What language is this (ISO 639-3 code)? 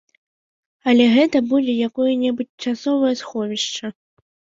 bel